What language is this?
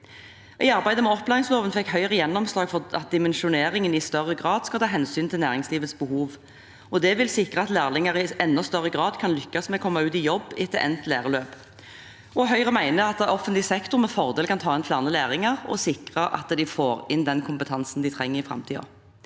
Norwegian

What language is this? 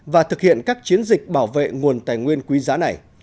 Vietnamese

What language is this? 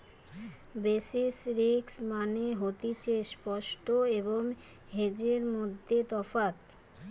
Bangla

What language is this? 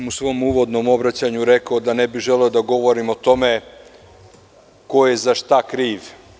Serbian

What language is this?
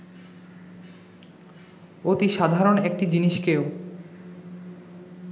Bangla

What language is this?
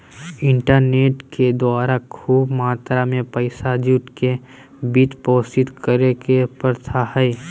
Magahi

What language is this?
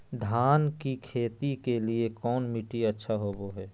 Magahi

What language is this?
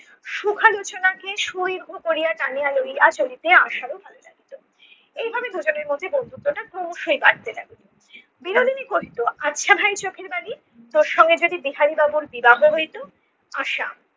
Bangla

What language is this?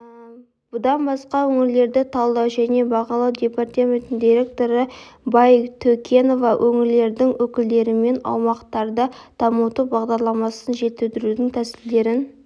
Kazakh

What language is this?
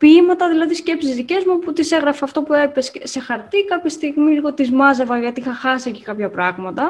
Greek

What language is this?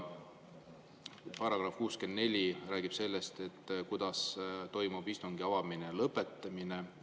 Estonian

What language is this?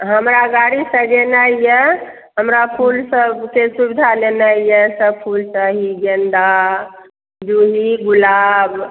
Maithili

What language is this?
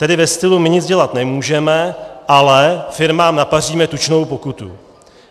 Czech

